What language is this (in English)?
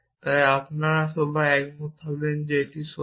Bangla